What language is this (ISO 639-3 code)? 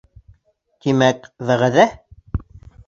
bak